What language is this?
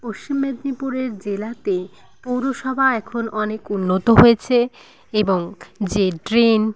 Bangla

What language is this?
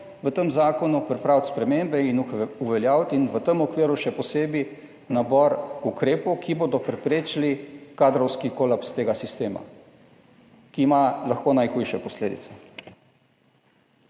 Slovenian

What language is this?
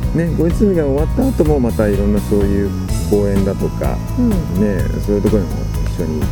Japanese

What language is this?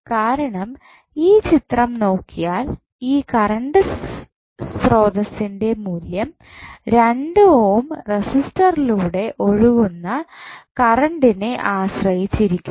Malayalam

